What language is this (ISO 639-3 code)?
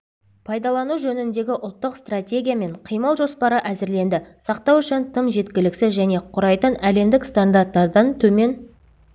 kaz